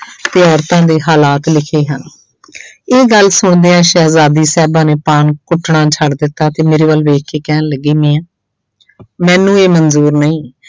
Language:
Punjabi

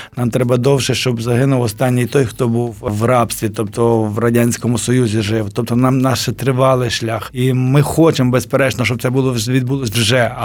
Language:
Ukrainian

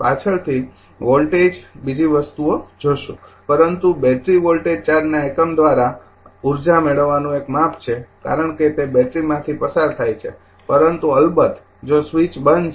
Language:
Gujarati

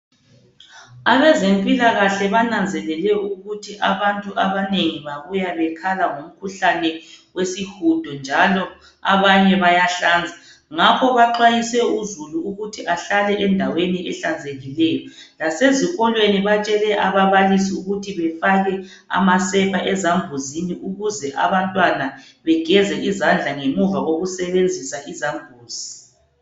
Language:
North Ndebele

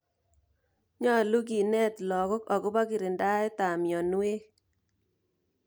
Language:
Kalenjin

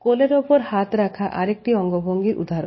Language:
Bangla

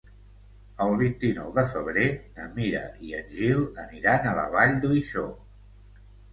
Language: Catalan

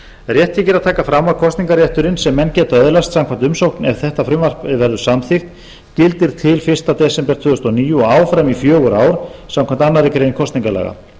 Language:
Icelandic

